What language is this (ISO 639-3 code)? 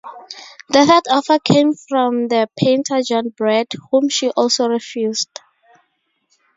eng